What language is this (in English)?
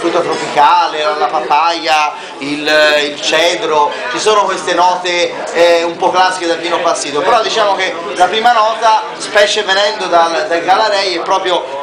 Italian